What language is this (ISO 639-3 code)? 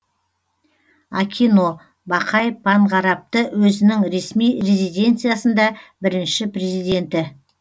kaz